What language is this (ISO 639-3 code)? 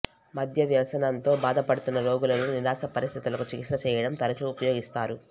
tel